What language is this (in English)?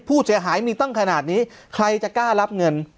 Thai